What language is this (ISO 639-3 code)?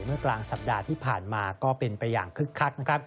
tha